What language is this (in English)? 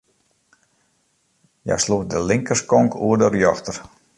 Western Frisian